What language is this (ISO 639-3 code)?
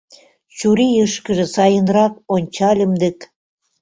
chm